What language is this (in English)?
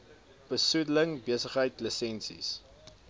Afrikaans